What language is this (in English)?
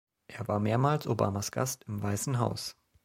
German